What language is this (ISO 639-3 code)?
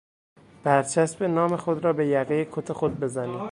fas